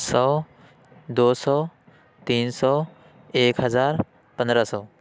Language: Urdu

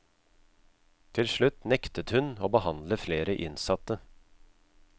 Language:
Norwegian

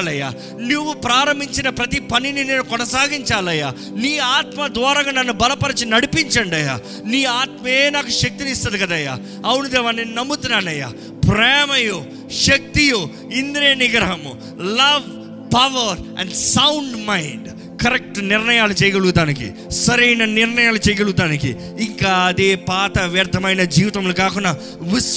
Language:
Telugu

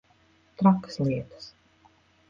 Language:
Latvian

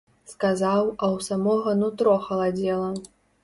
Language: Belarusian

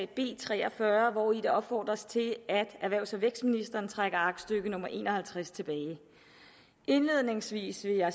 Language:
Danish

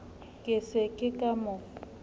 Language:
Southern Sotho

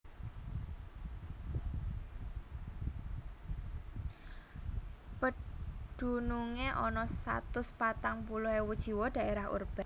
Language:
Javanese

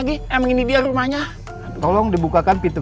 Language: Indonesian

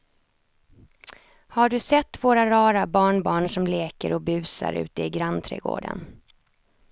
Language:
Swedish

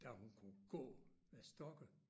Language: Danish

